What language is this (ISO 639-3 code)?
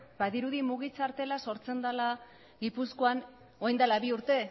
eus